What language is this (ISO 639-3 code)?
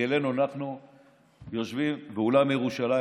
heb